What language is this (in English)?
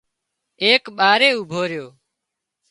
Wadiyara Koli